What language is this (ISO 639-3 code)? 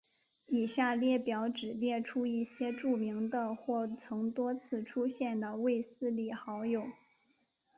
zho